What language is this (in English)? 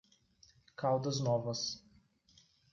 Portuguese